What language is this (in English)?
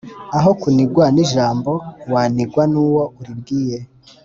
Kinyarwanda